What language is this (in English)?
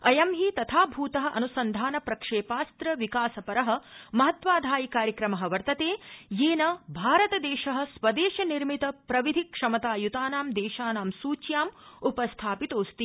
Sanskrit